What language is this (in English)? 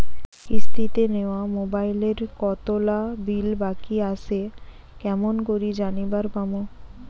Bangla